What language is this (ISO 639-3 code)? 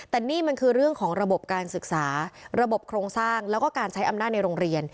tha